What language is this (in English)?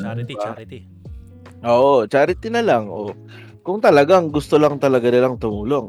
Filipino